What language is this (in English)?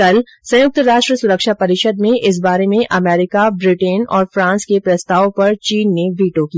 Hindi